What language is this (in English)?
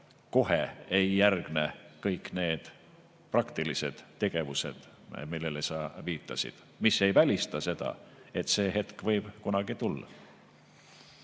Estonian